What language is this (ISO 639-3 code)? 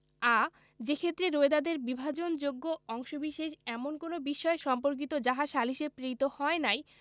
ben